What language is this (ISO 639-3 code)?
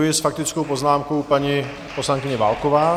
ces